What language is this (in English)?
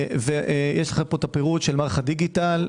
Hebrew